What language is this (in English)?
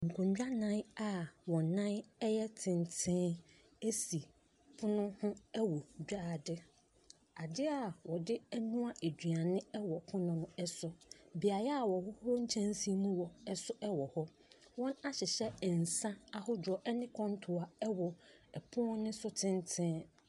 Akan